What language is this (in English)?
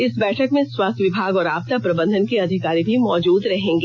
Hindi